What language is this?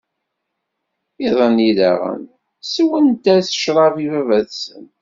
Kabyle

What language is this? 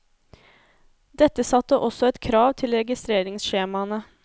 Norwegian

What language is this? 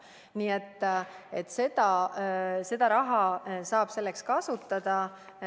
Estonian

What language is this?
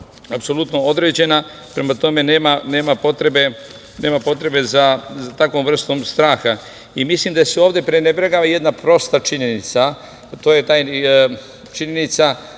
Serbian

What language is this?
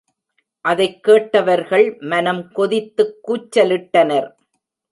Tamil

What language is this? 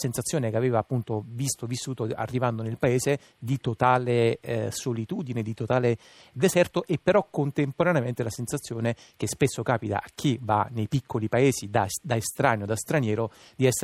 Italian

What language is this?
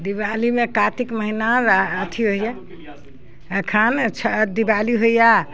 Maithili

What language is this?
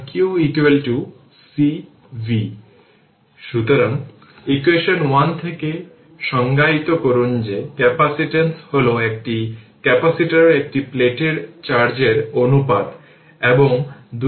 Bangla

